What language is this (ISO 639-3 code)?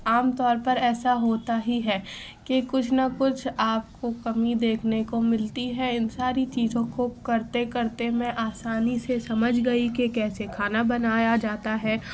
urd